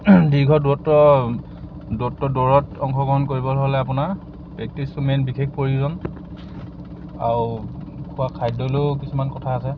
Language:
Assamese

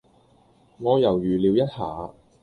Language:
Cantonese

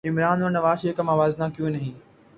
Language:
Urdu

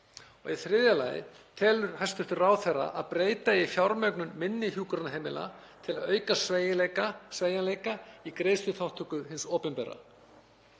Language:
Icelandic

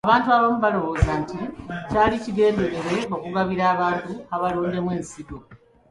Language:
Ganda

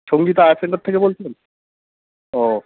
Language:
Bangla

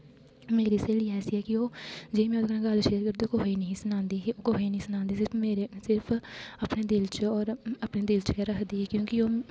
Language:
Dogri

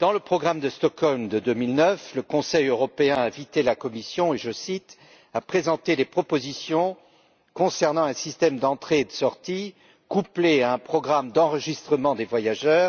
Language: French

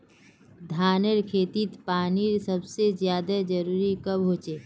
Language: Magahi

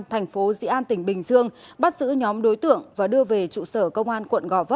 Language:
Vietnamese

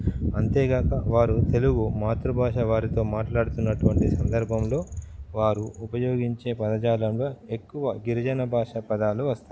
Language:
Telugu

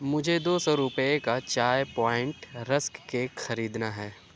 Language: Urdu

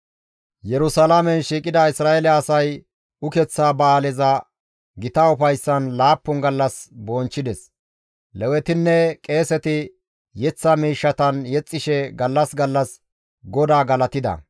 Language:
Gamo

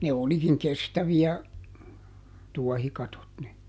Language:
Finnish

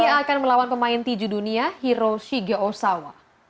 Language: Indonesian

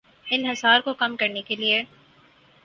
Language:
Urdu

